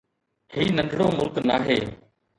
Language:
Sindhi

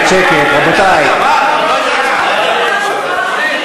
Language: Hebrew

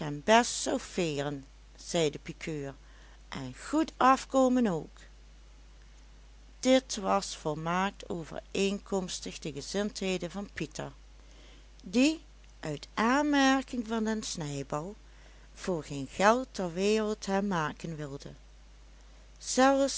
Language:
Dutch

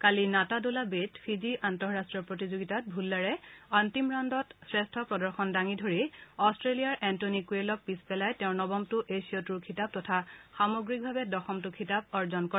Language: Assamese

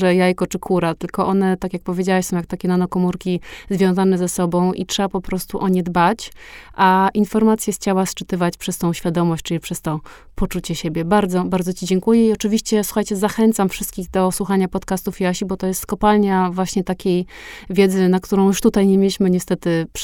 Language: Polish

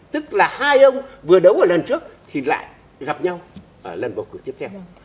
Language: Vietnamese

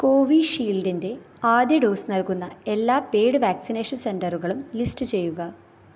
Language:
Malayalam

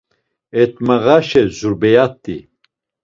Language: Laz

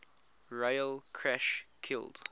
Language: English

